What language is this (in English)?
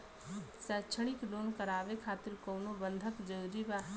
Bhojpuri